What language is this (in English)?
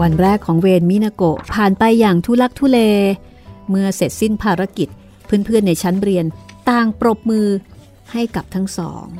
Thai